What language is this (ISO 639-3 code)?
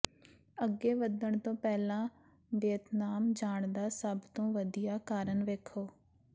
pan